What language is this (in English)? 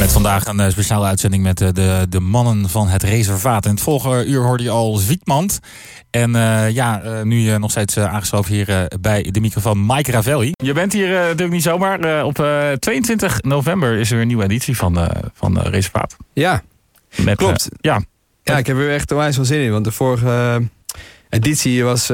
Dutch